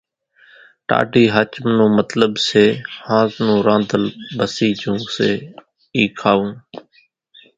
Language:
Kachi Koli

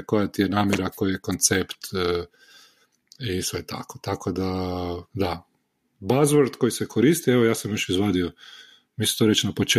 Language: Croatian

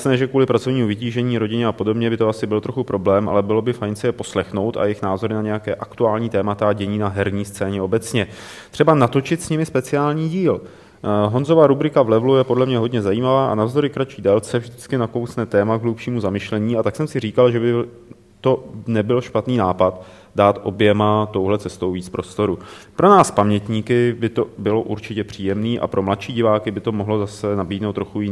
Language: Czech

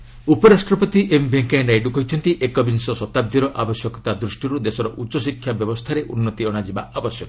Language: Odia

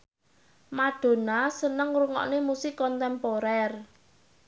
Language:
Javanese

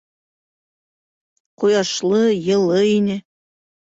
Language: Bashkir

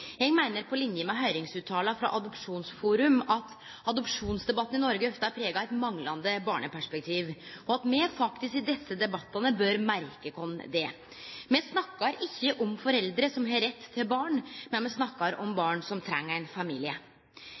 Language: Norwegian Nynorsk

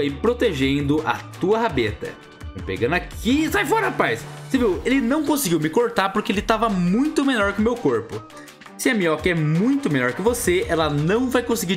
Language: Portuguese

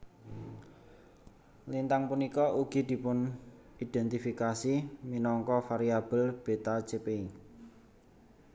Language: Javanese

